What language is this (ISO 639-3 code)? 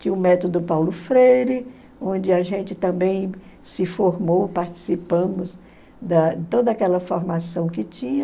por